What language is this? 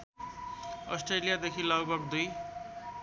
Nepali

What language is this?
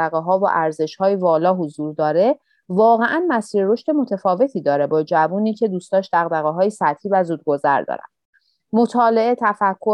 Persian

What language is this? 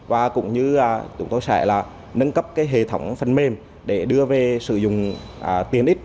Vietnamese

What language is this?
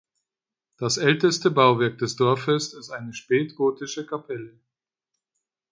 German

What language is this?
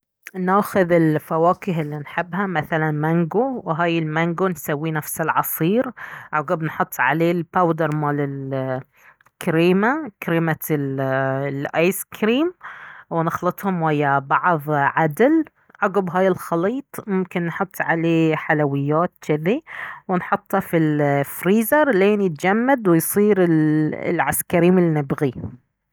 Baharna Arabic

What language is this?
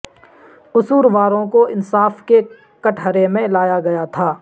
Urdu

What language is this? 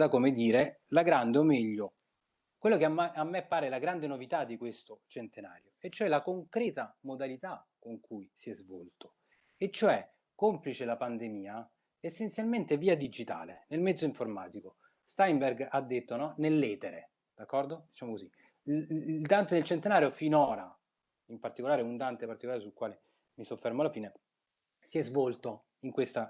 Italian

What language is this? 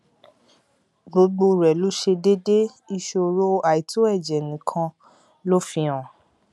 Yoruba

